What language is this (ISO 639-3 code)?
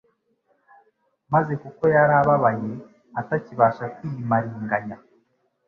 kin